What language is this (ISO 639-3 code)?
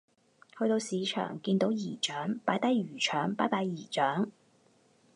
yue